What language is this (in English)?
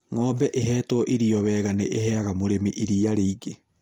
Kikuyu